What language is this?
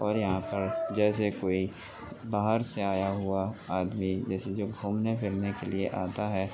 Urdu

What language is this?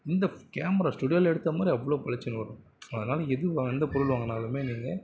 Tamil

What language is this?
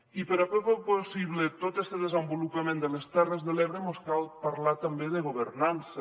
Catalan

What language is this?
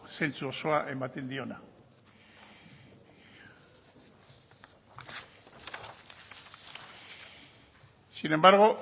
Basque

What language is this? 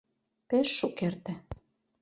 Mari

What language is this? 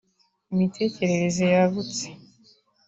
Kinyarwanda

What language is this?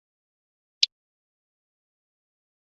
Chinese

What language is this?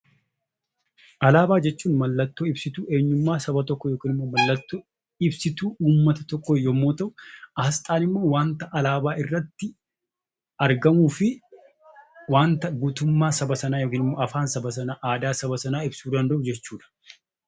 Oromo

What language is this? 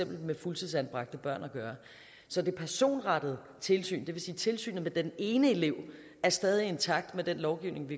Danish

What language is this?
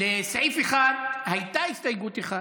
Hebrew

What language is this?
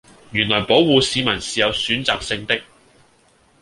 Cantonese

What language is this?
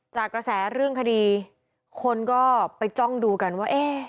Thai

